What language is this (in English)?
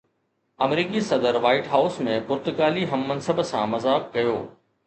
Sindhi